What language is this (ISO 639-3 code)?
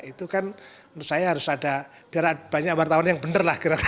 ind